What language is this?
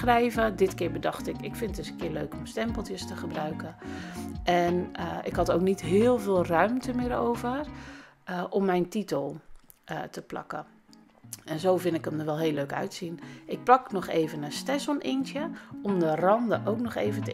Dutch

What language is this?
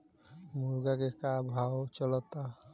Bhojpuri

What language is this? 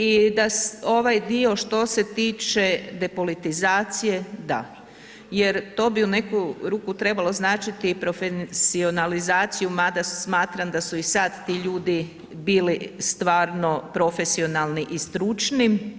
Croatian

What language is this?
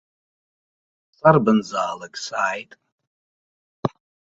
Abkhazian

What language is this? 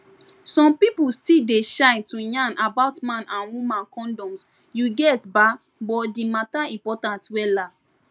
Nigerian Pidgin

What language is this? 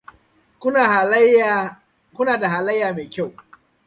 Hausa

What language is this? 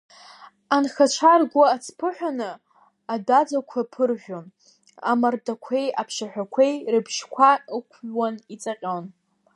Abkhazian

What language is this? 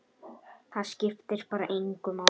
Icelandic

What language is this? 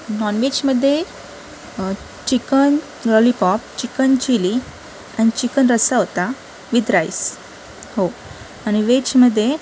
Marathi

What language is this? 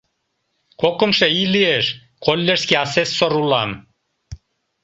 Mari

